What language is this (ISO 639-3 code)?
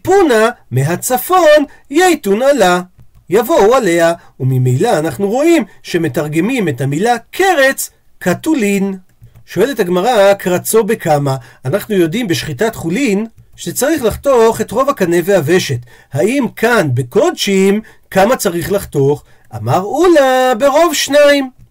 heb